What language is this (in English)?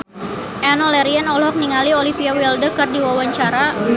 Sundanese